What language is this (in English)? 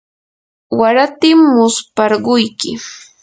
Yanahuanca Pasco Quechua